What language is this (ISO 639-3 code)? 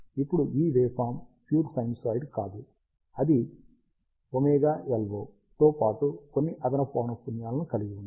tel